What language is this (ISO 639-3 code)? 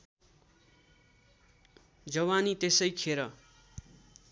nep